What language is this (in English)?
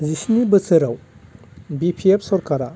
Bodo